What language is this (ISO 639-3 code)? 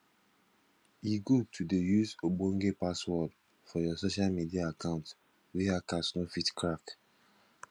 pcm